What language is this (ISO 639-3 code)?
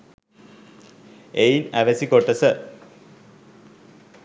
sin